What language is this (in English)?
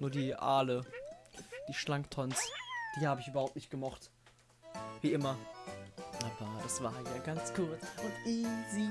German